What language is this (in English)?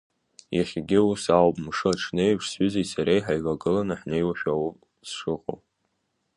Abkhazian